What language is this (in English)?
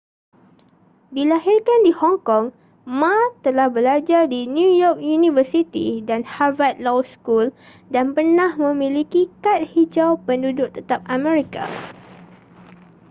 Malay